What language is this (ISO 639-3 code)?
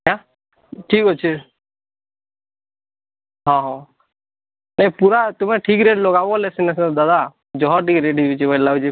ori